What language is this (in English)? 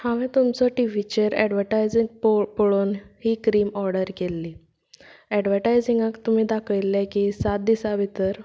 Konkani